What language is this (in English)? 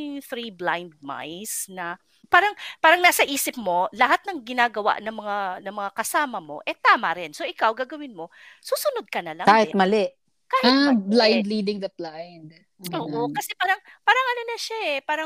Filipino